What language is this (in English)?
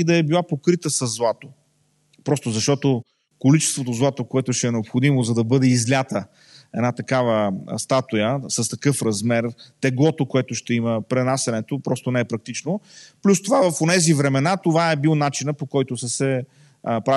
Bulgarian